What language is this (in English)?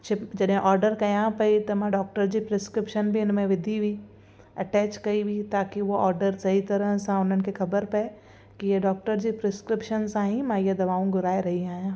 Sindhi